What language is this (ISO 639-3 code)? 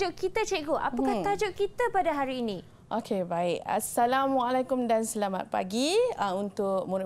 msa